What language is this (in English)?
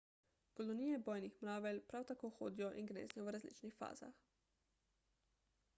Slovenian